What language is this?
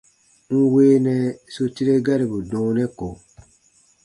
Baatonum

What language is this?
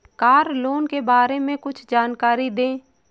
Hindi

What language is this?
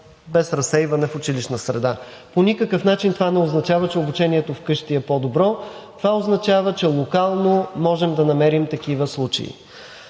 Bulgarian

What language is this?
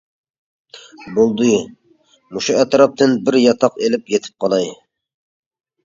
Uyghur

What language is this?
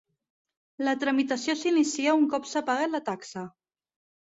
Catalan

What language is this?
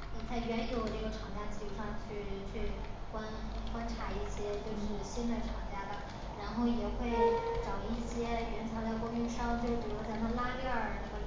Chinese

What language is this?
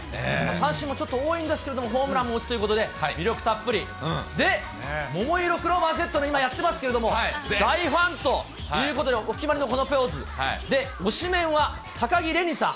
Japanese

